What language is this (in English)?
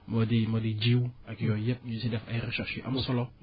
Wolof